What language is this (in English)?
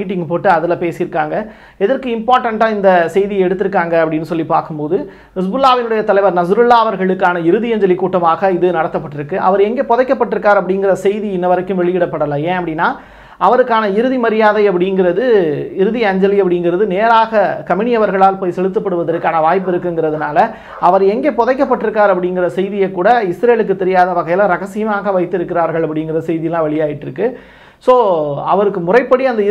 Tamil